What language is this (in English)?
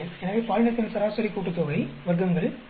Tamil